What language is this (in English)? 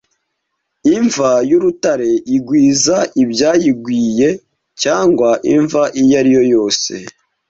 Kinyarwanda